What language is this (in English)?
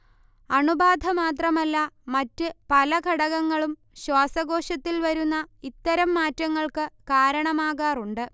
Malayalam